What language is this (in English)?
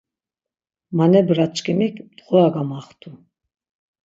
Laz